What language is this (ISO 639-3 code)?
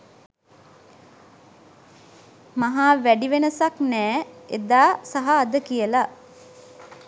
sin